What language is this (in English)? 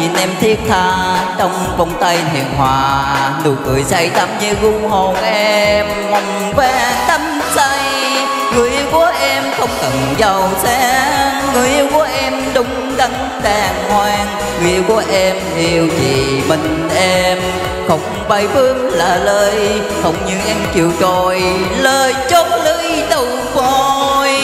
Vietnamese